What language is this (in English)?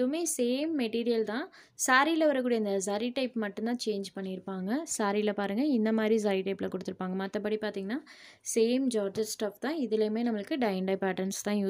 Tamil